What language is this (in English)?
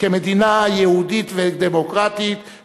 Hebrew